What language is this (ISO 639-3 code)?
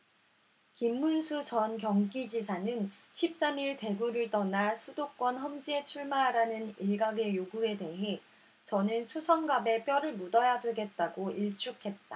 kor